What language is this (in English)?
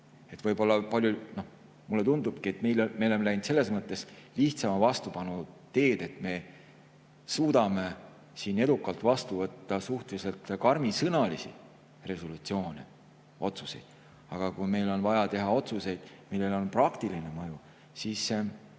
Estonian